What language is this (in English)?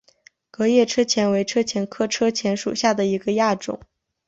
Chinese